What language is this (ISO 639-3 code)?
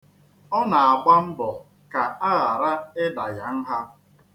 ibo